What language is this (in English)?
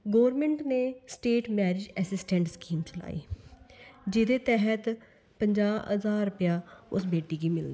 Dogri